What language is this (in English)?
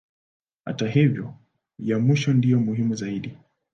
Swahili